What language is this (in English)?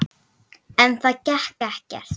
Icelandic